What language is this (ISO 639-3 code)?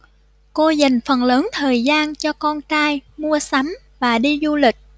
vie